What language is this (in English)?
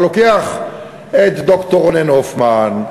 Hebrew